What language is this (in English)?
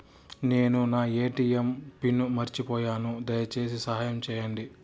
Telugu